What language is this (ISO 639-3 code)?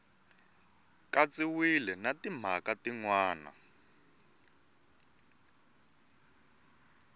tso